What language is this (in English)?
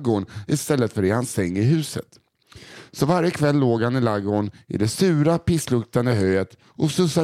Swedish